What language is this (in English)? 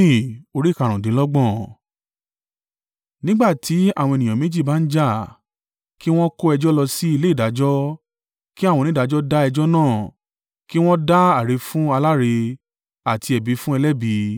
Yoruba